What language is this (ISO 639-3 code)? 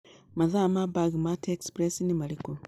kik